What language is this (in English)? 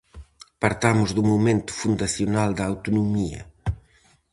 Galician